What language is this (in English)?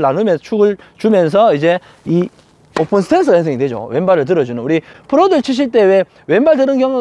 Korean